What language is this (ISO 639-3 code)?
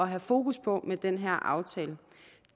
dan